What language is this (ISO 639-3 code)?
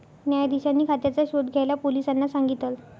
mar